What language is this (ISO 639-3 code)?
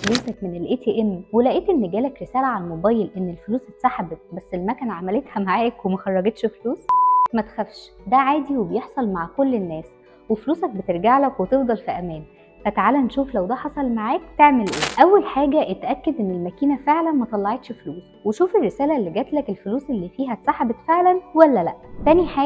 ara